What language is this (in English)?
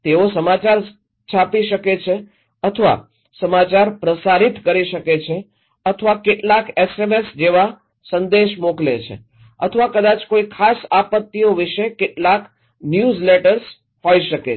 Gujarati